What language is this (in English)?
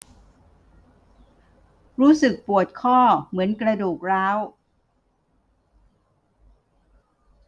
Thai